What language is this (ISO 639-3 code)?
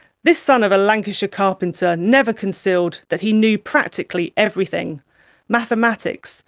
eng